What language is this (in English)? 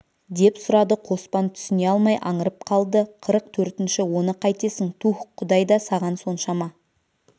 Kazakh